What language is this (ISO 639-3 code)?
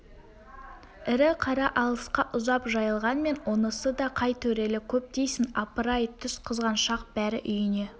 kaz